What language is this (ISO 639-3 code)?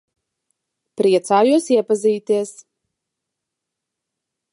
lav